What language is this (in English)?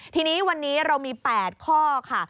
Thai